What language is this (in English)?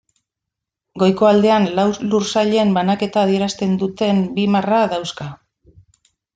Basque